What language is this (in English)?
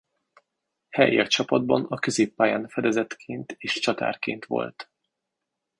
Hungarian